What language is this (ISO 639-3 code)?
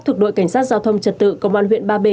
vie